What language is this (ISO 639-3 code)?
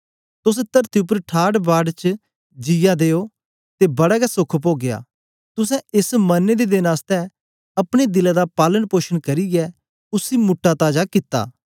doi